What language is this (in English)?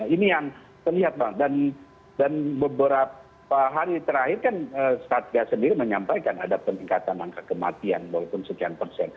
Indonesian